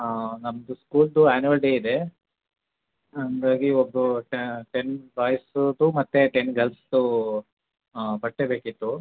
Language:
Kannada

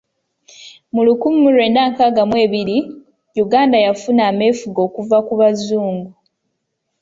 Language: Ganda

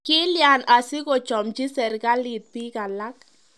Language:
Kalenjin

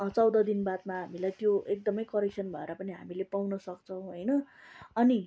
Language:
Nepali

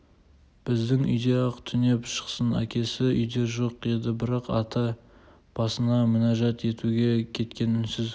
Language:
Kazakh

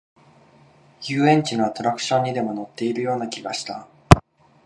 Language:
Japanese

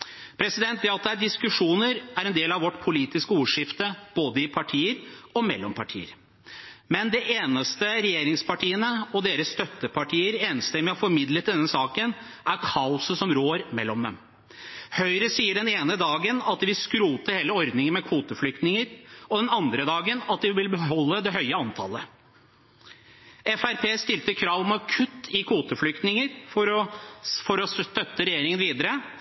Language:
Norwegian Bokmål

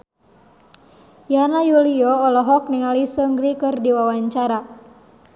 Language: Sundanese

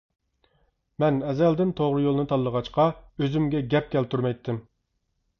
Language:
Uyghur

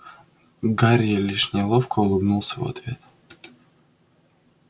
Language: Russian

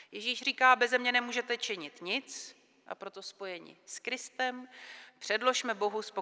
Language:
Czech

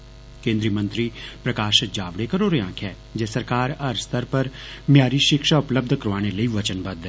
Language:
Dogri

